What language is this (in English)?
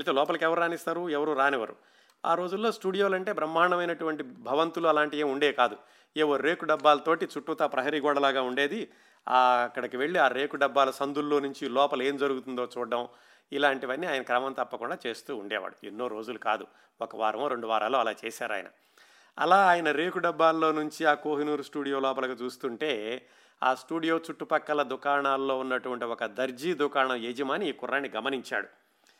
Telugu